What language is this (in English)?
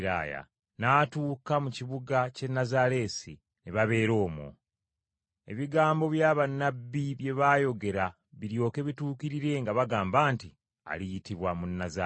Ganda